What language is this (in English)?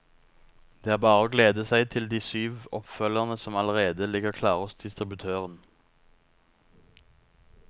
Norwegian